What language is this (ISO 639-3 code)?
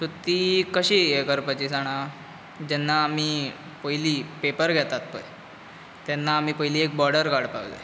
kok